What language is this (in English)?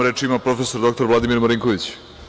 Serbian